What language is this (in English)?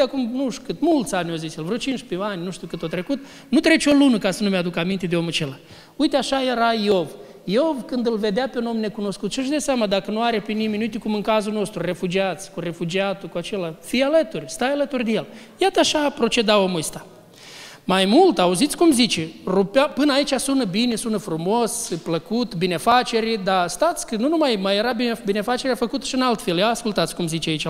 Romanian